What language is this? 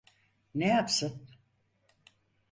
Turkish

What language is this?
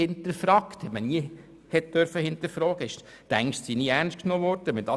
Swiss German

